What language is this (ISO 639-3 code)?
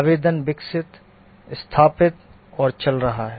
hin